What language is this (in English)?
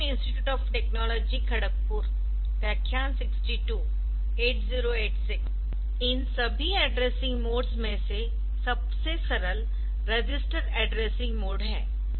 Hindi